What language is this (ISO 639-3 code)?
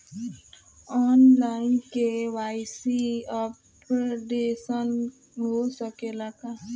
bho